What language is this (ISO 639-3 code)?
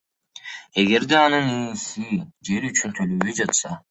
kir